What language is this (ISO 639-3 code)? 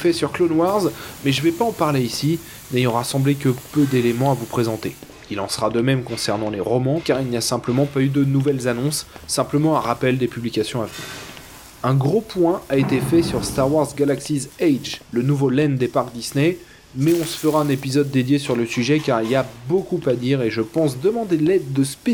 fra